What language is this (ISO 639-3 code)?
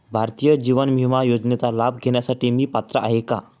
mar